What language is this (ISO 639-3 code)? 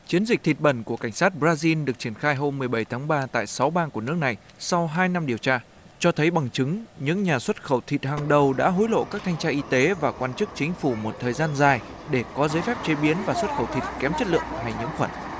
vie